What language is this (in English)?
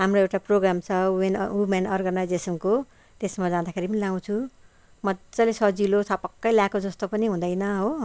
Nepali